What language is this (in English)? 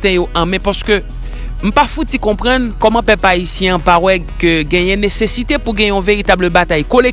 French